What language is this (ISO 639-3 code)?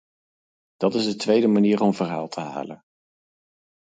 nld